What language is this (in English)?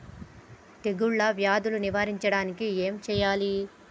Telugu